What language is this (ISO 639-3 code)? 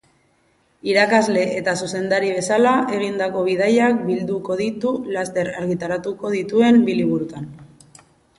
eus